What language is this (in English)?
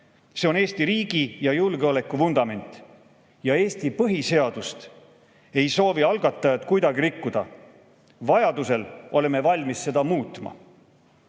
Estonian